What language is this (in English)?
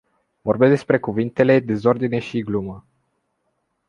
Romanian